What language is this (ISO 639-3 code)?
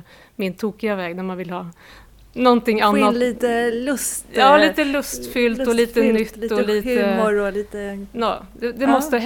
swe